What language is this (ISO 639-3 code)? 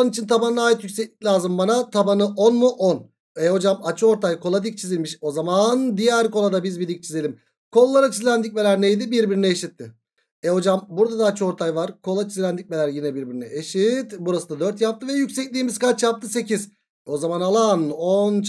tur